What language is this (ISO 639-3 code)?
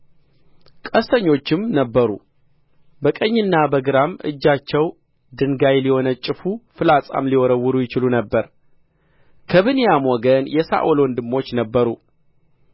amh